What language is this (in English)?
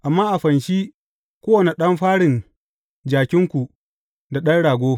Hausa